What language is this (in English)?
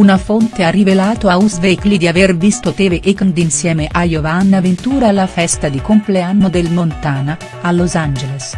Italian